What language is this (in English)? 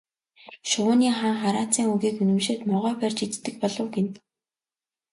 Mongolian